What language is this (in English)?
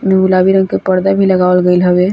Bhojpuri